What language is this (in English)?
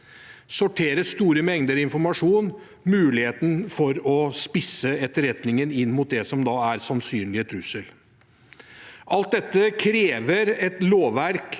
Norwegian